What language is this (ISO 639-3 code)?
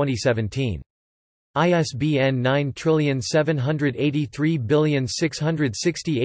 eng